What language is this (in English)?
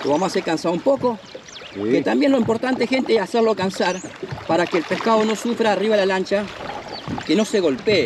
Spanish